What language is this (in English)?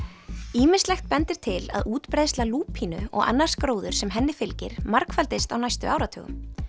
Icelandic